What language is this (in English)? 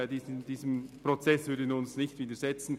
Swiss German